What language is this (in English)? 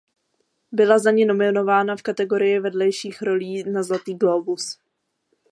Czech